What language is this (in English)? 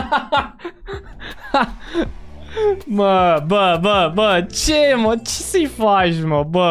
Romanian